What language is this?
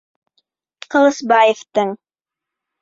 Bashkir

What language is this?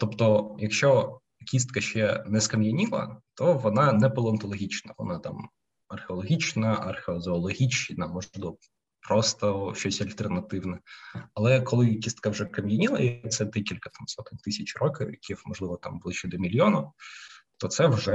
Ukrainian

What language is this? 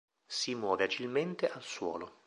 Italian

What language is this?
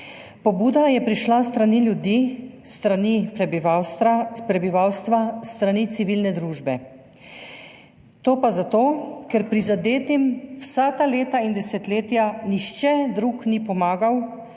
Slovenian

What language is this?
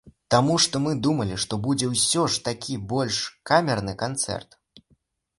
Belarusian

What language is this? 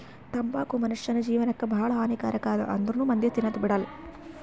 Kannada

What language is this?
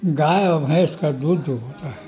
Urdu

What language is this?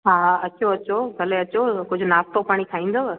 Sindhi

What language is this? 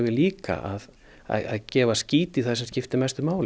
Icelandic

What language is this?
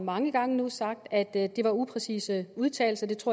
Danish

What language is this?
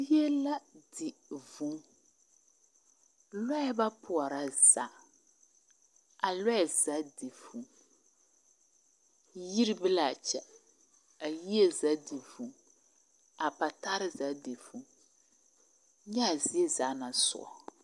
Southern Dagaare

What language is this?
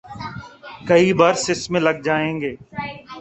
Urdu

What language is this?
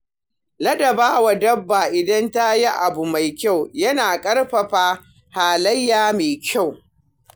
Hausa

